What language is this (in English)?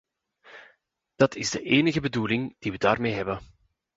Dutch